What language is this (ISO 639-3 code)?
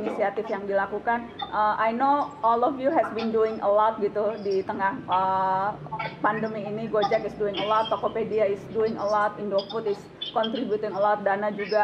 ind